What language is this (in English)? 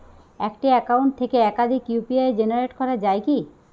Bangla